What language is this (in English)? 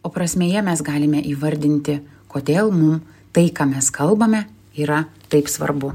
Lithuanian